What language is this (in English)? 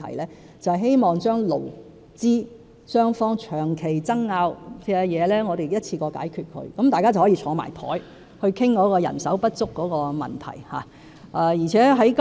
Cantonese